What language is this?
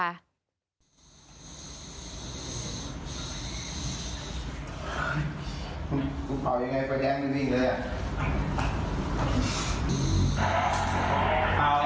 Thai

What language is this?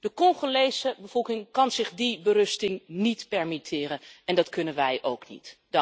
Dutch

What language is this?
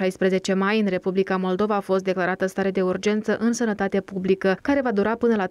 Romanian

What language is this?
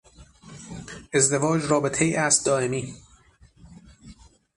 Persian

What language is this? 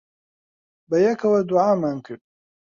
Central Kurdish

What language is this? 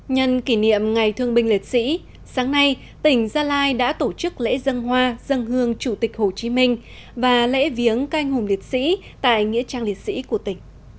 Vietnamese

